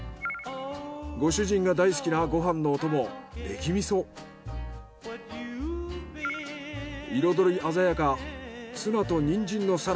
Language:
Japanese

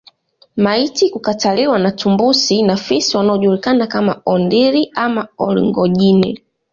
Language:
Swahili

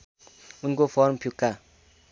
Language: Nepali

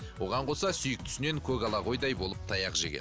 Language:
Kazakh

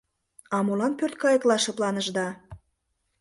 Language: Mari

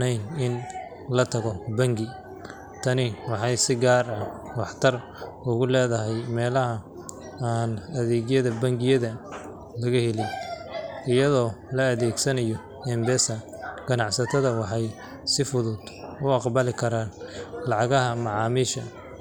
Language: Somali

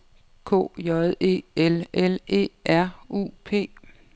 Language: Danish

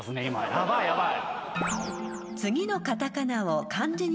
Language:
Japanese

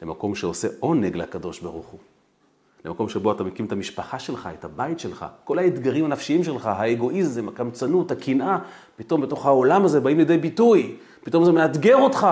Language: Hebrew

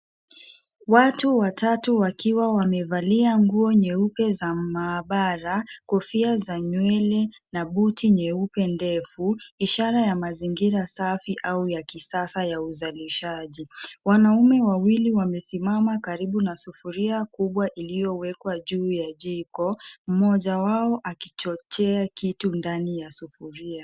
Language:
Swahili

